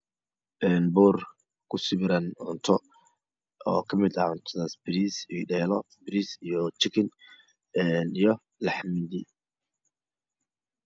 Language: Somali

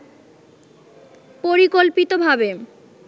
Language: Bangla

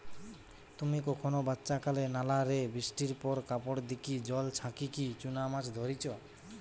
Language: Bangla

